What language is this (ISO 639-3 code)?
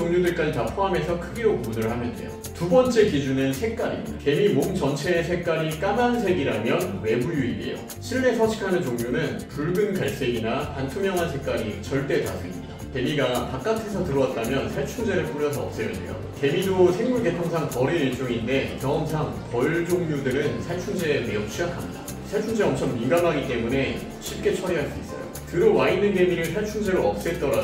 kor